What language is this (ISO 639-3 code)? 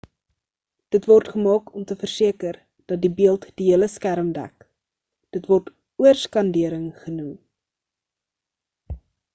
afr